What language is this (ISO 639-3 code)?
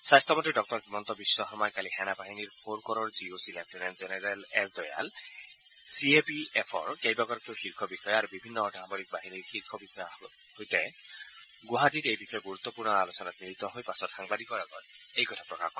asm